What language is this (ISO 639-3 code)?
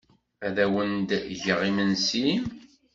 kab